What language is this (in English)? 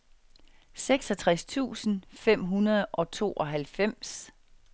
Danish